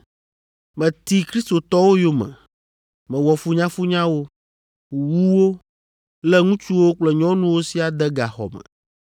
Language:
Ewe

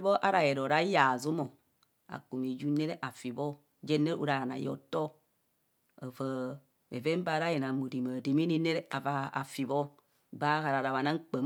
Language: Kohumono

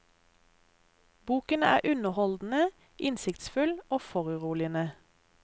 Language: Norwegian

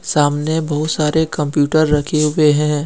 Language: Hindi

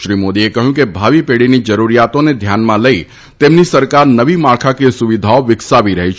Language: Gujarati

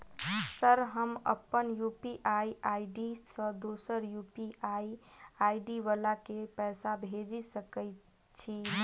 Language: Maithili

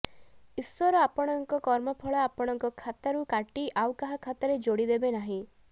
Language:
Odia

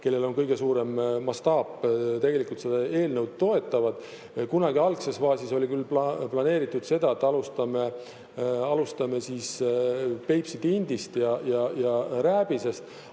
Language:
Estonian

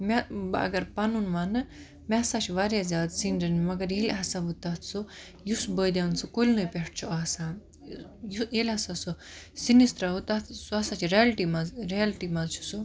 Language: Kashmiri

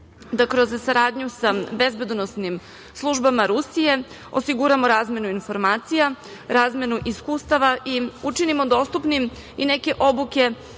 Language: Serbian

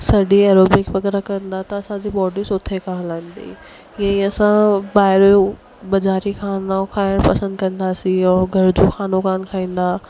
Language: Sindhi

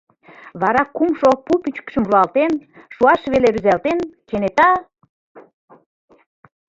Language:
Mari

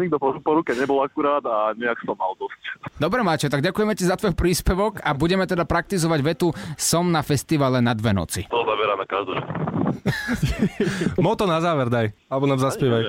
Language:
Slovak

